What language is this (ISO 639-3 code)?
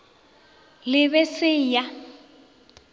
nso